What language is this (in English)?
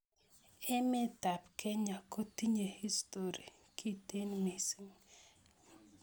Kalenjin